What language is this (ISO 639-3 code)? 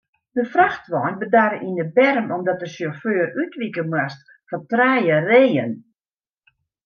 fry